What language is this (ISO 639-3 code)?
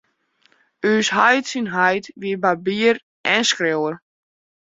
fry